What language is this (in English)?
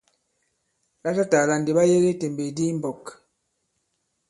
Bankon